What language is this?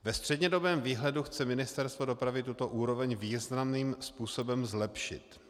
Czech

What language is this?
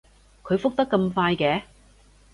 Cantonese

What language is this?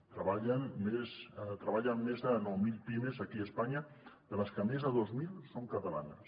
Catalan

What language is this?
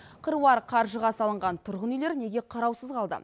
Kazakh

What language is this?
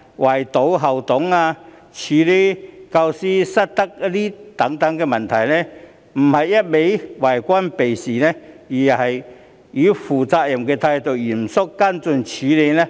Cantonese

